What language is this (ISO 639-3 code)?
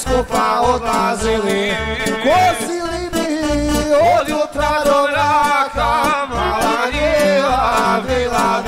ara